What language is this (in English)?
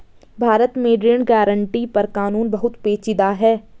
Hindi